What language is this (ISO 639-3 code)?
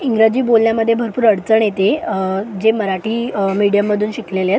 mar